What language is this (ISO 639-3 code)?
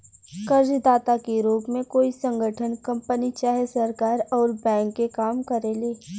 bho